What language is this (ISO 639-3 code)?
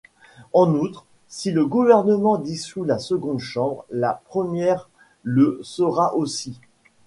fra